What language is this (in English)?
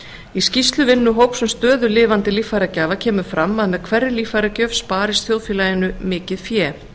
Icelandic